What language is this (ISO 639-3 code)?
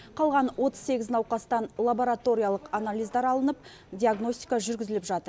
kaz